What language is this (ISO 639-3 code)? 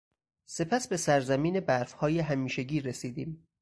fas